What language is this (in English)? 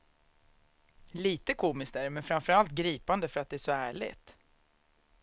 Swedish